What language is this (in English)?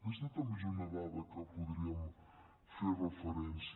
Catalan